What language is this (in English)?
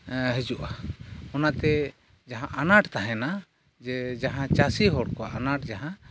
Santali